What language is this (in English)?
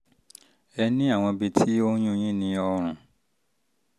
Yoruba